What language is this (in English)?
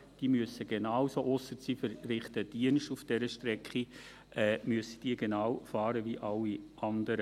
Swiss German